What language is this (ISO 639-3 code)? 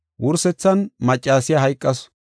gof